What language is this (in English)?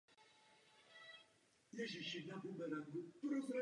Czech